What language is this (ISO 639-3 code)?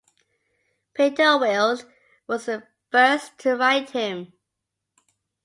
eng